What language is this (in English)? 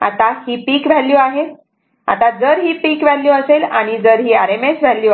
Marathi